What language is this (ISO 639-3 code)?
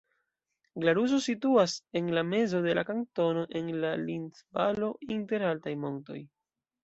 epo